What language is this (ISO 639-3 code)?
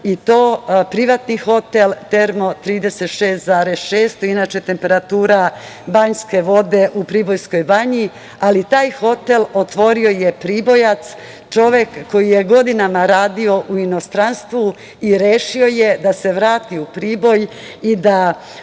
srp